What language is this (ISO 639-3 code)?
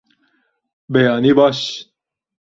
kur